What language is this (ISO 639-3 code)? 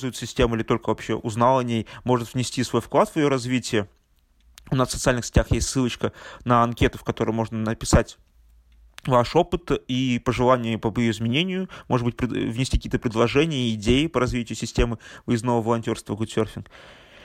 rus